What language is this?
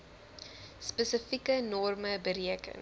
Afrikaans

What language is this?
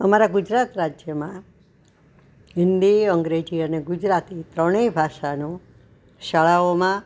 Gujarati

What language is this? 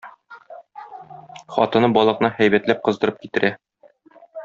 Tatar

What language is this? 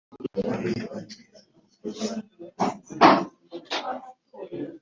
Kinyarwanda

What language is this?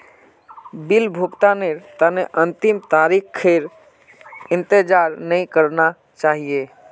Magahi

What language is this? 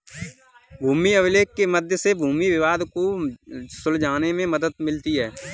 Hindi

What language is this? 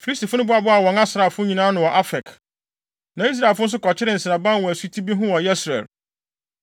Akan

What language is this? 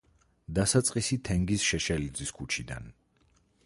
Georgian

